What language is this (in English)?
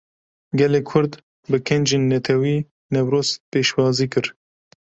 Kurdish